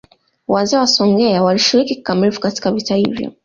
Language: Swahili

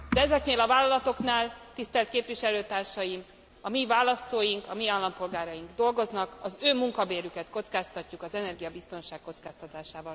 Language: Hungarian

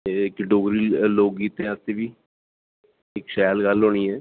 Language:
Dogri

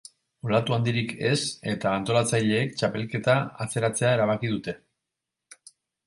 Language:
Basque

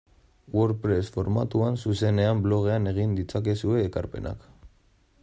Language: Basque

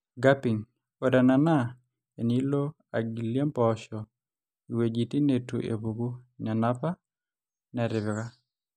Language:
Masai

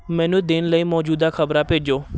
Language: Punjabi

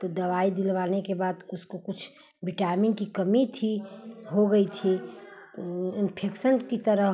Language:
Hindi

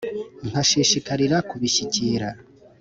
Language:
Kinyarwanda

